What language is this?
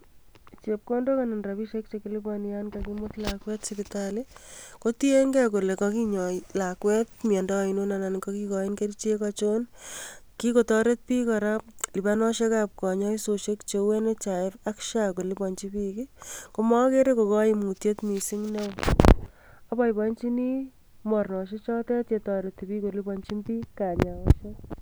Kalenjin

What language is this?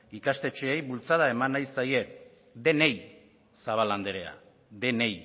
Basque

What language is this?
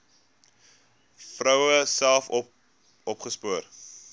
Afrikaans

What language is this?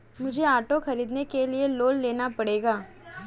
Hindi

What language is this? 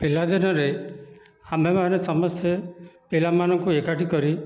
Odia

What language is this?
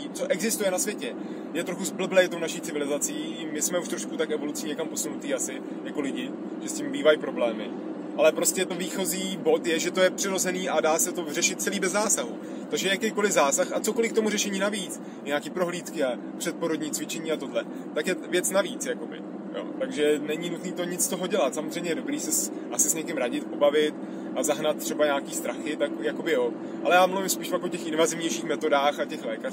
Czech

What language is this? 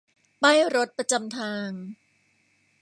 Thai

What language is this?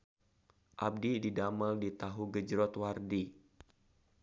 Sundanese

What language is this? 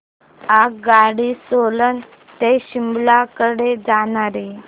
Marathi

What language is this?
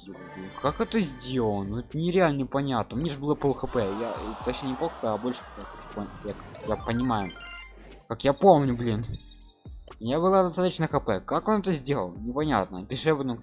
Russian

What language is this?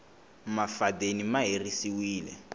Tsonga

